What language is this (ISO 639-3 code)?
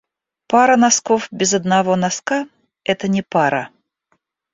rus